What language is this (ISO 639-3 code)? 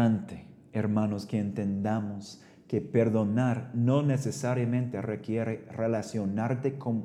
spa